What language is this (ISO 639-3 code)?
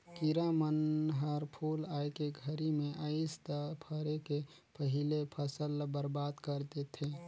hne